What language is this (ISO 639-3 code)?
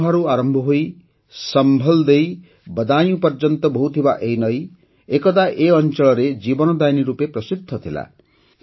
ori